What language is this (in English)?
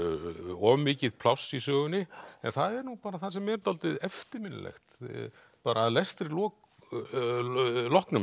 Icelandic